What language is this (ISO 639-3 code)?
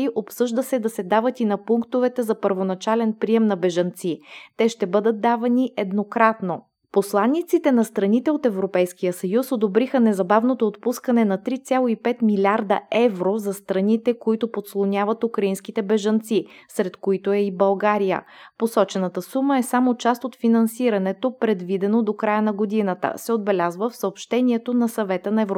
bul